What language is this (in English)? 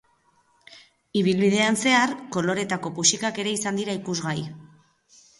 Basque